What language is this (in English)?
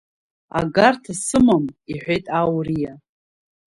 Abkhazian